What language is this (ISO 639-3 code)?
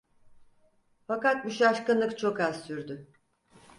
tur